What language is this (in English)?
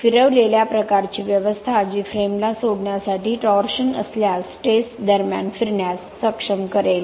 Marathi